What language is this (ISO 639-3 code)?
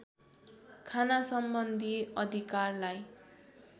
nep